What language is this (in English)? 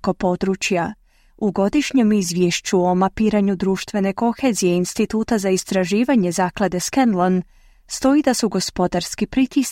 Croatian